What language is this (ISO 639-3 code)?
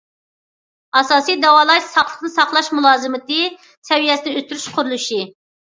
uig